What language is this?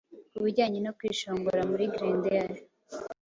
Kinyarwanda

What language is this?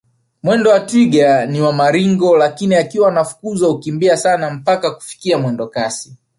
Swahili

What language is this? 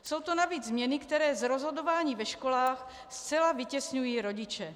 Czech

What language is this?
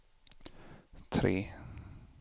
Swedish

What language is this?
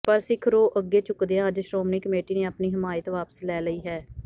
Punjabi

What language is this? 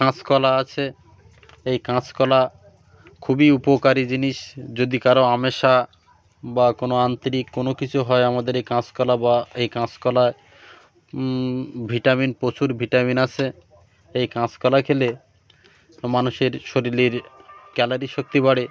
Bangla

